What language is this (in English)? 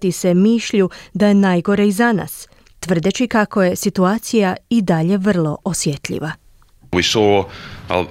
Croatian